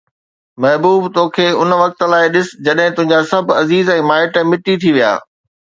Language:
Sindhi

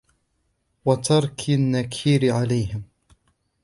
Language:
Arabic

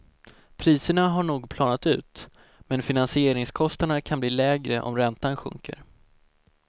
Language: Swedish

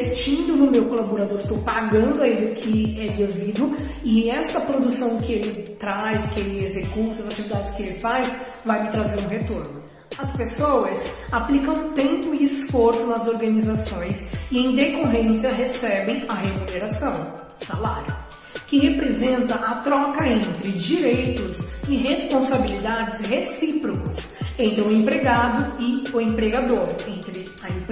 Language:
Portuguese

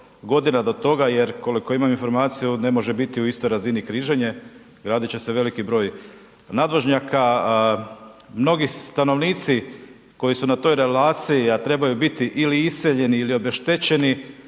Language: Croatian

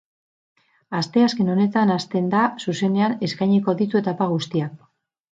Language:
Basque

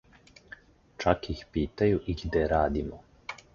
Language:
Serbian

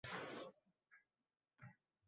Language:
Uzbek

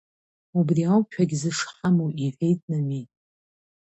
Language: Abkhazian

